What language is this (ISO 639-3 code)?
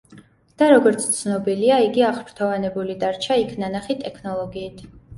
kat